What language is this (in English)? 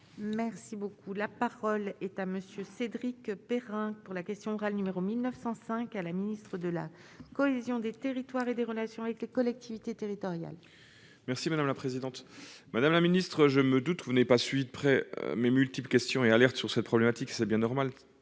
French